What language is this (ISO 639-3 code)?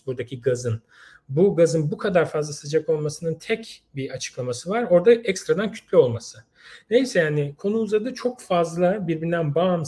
tur